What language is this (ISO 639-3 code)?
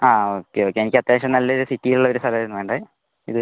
mal